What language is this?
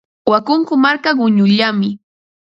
Ambo-Pasco Quechua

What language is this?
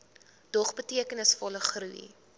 Afrikaans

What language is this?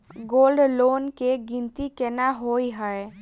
Maithili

